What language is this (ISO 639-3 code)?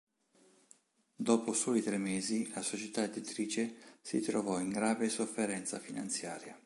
ita